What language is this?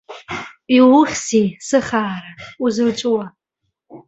Abkhazian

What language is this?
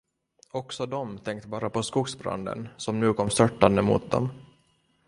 Swedish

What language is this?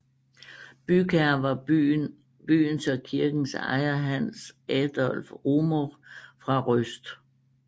Danish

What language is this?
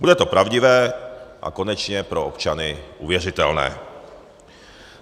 Czech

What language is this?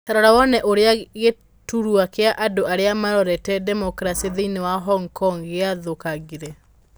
Kikuyu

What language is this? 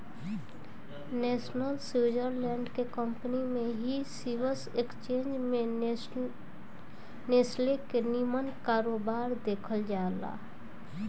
Bhojpuri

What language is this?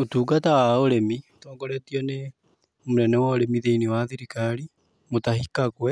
Kikuyu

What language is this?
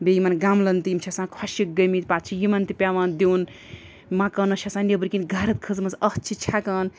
Kashmiri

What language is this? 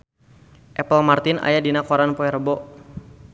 Sundanese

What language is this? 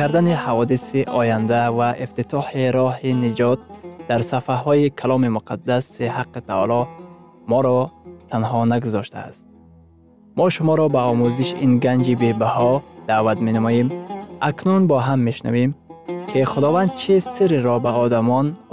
Persian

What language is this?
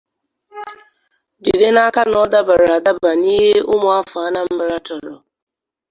Igbo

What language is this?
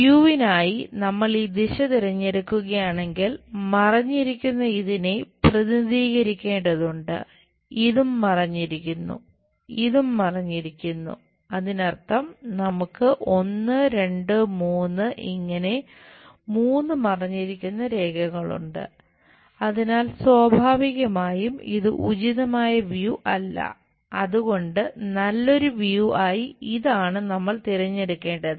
Malayalam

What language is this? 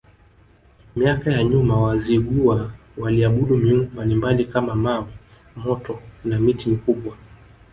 Swahili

